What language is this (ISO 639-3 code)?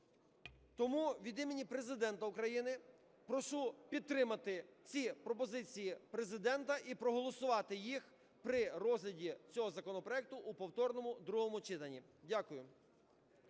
ukr